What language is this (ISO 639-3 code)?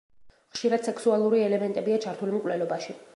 kat